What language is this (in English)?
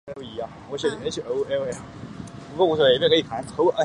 Chinese